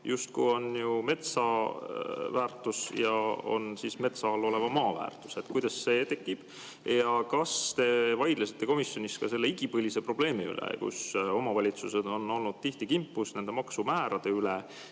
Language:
Estonian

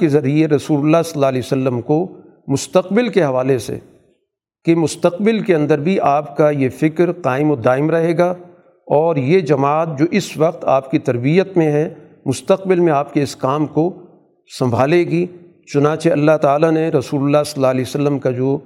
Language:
Urdu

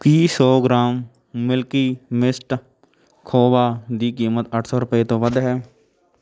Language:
Punjabi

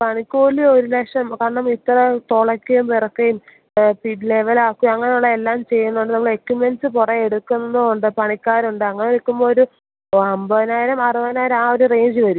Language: Malayalam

